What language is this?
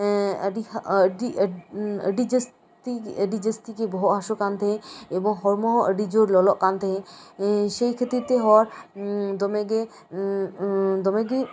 Santali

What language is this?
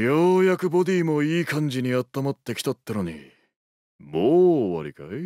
Japanese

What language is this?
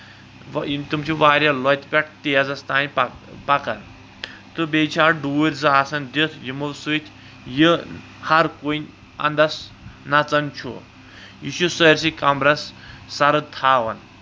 Kashmiri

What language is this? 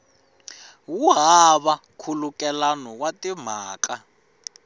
Tsonga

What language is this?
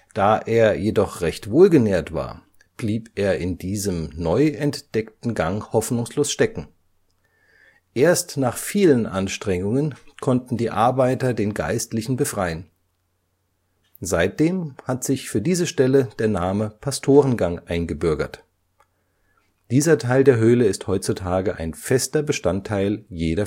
German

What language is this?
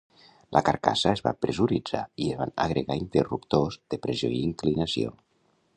Catalan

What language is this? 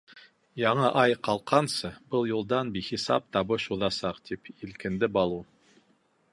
Bashkir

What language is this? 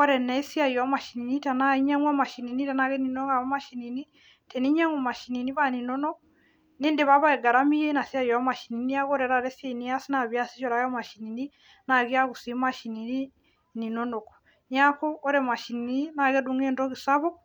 Masai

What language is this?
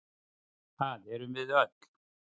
Icelandic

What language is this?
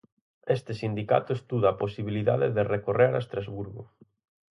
Galician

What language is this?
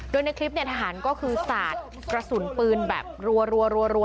Thai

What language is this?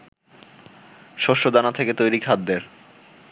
Bangla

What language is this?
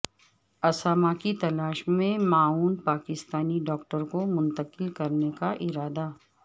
Urdu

